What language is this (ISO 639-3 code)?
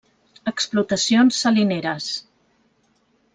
cat